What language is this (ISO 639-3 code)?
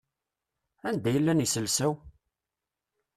kab